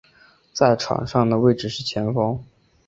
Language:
Chinese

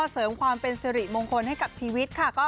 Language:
Thai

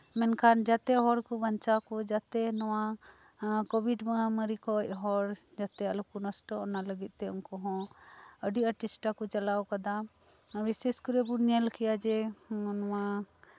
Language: Santali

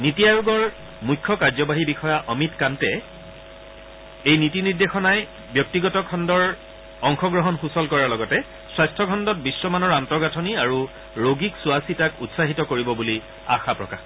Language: Assamese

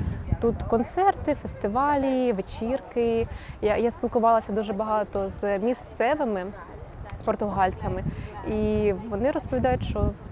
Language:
Ukrainian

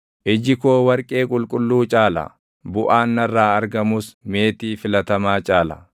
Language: Oromo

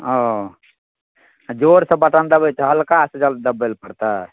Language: Maithili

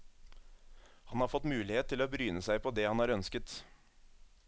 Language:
Norwegian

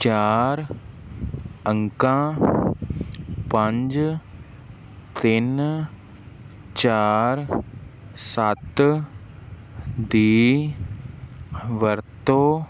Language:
Punjabi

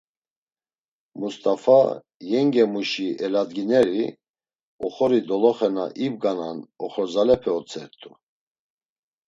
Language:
Laz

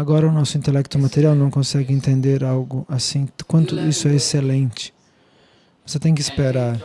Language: Portuguese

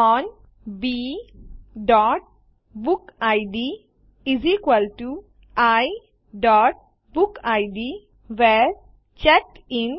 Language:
Gujarati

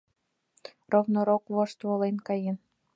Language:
Mari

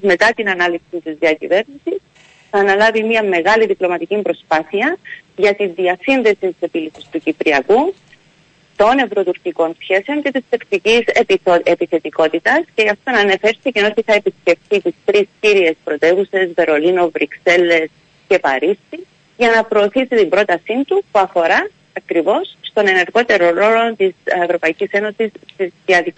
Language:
Greek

